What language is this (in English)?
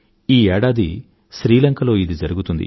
Telugu